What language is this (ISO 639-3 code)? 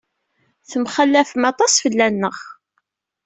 kab